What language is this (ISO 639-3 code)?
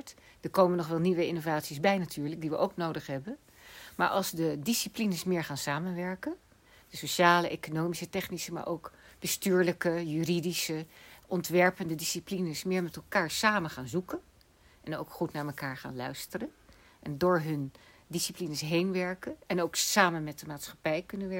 nld